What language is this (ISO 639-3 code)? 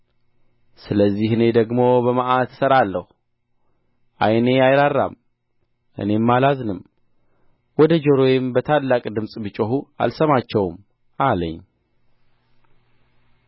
amh